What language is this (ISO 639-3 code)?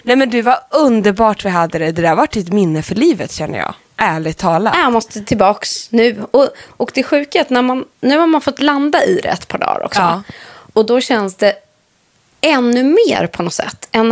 swe